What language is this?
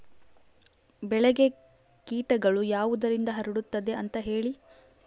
Kannada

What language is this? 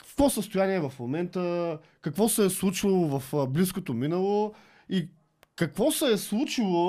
Bulgarian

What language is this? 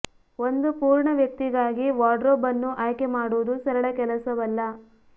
Kannada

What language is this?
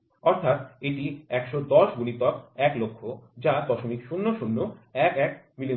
Bangla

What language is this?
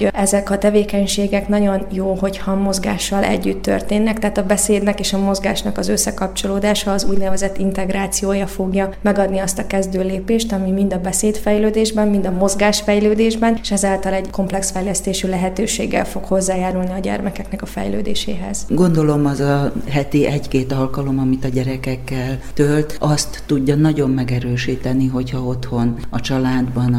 Hungarian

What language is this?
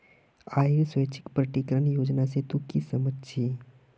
Magahi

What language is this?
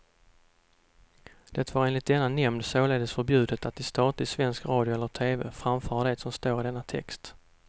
Swedish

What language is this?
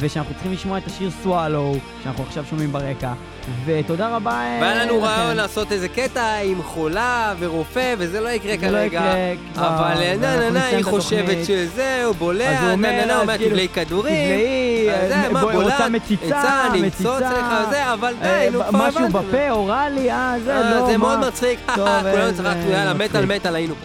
Hebrew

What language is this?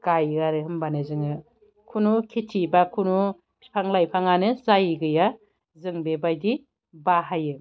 Bodo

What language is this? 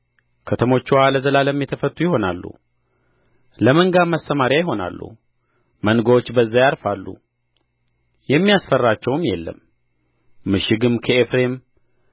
Amharic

